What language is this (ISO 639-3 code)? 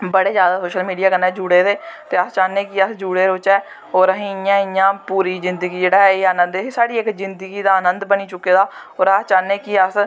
doi